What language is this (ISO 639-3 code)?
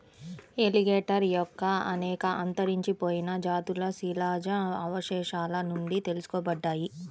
tel